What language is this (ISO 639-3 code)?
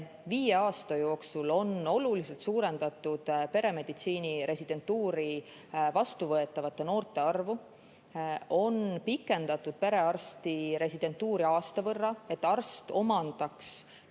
est